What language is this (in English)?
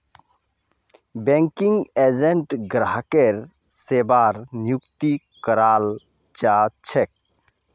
Magahi